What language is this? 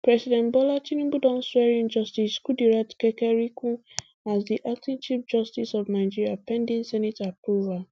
Nigerian Pidgin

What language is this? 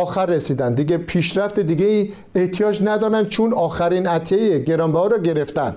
Persian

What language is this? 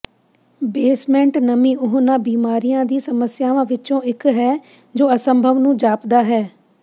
Punjabi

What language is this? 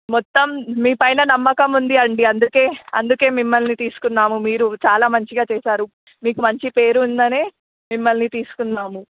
Telugu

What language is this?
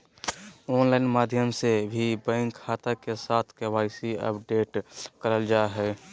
Magahi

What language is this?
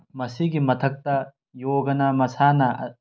Manipuri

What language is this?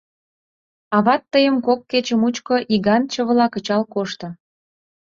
Mari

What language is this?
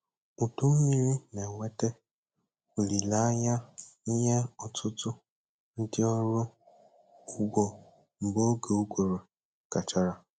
Igbo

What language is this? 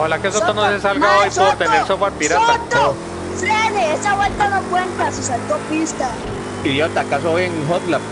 Spanish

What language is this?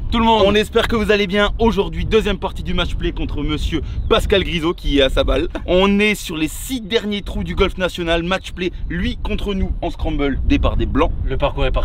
French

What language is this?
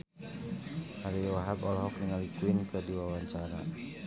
Sundanese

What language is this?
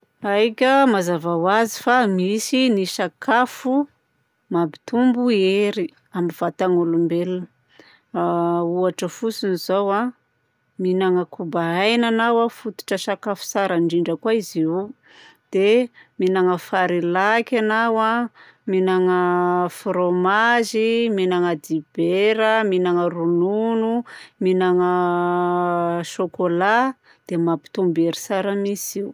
Southern Betsimisaraka Malagasy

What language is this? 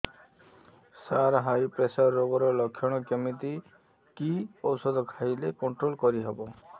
Odia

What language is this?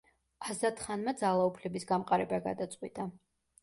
Georgian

